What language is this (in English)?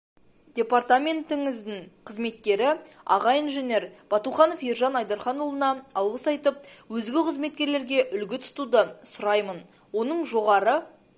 Kazakh